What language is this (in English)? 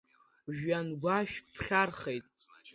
Abkhazian